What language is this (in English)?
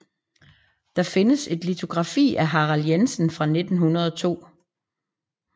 Danish